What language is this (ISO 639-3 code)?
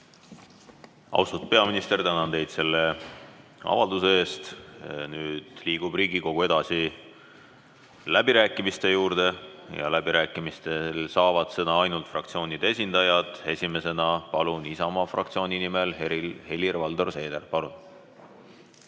est